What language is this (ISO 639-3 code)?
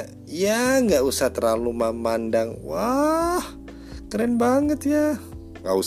ind